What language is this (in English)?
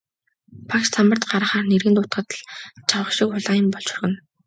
Mongolian